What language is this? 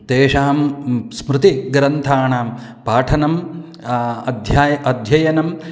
Sanskrit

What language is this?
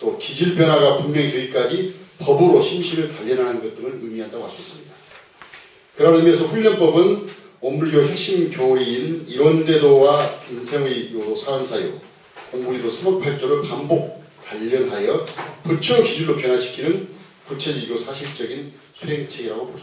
Korean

